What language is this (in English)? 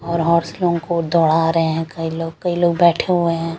Hindi